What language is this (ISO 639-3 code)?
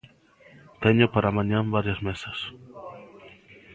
glg